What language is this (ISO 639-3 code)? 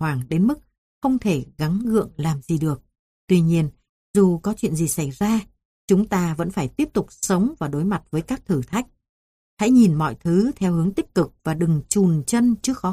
vie